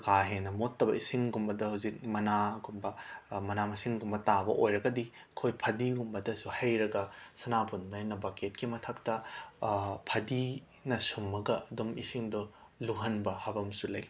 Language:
Manipuri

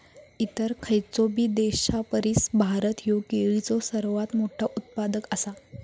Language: Marathi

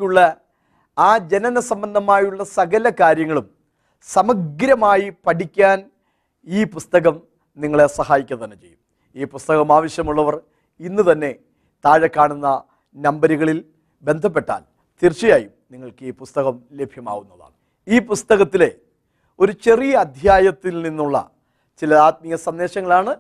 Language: Malayalam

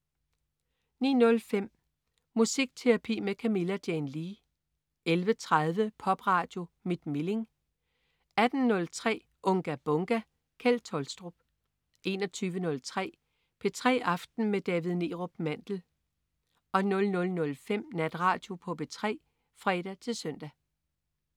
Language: Danish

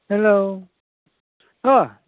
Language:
Bodo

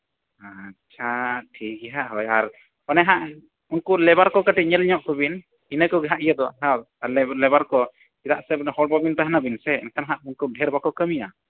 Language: Santali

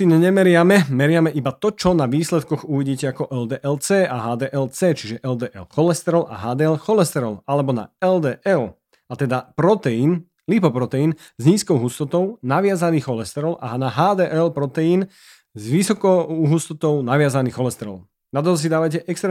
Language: Slovak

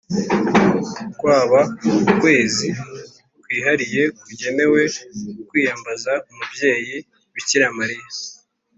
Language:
Kinyarwanda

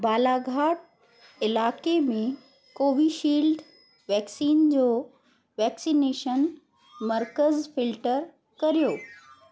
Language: Sindhi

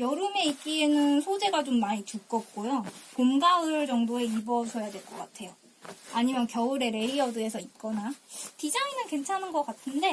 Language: Korean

